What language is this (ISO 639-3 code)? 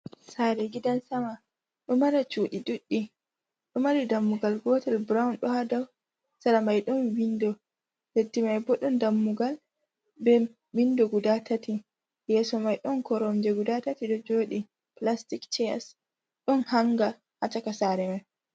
ful